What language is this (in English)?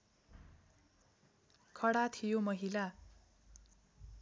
Nepali